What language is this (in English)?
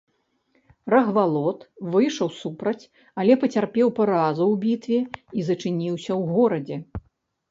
Belarusian